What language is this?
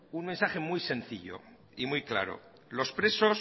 Spanish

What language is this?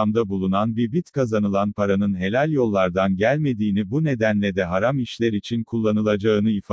Turkish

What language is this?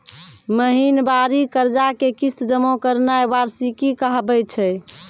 Maithili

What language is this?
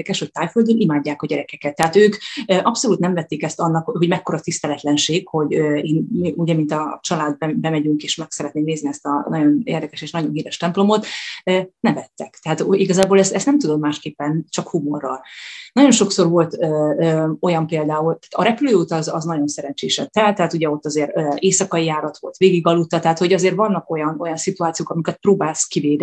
Hungarian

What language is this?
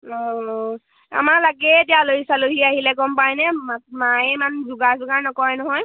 Assamese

